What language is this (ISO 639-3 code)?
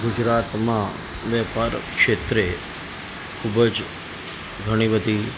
guj